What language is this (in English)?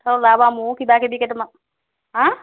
Assamese